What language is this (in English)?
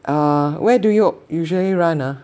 English